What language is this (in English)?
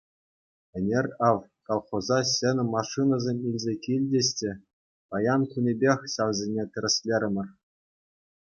Chuvash